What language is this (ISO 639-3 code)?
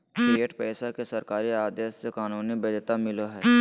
mag